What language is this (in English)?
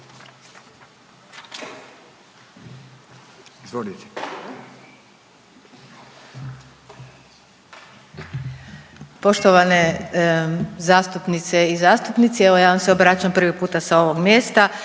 Croatian